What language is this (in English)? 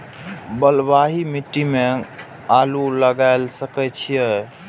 Maithili